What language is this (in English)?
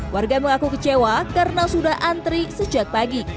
Indonesian